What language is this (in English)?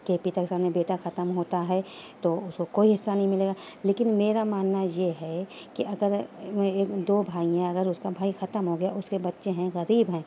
Urdu